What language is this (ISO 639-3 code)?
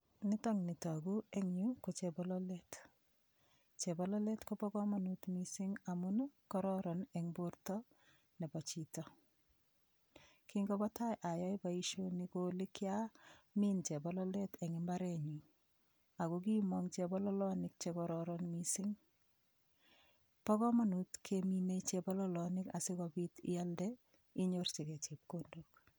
kln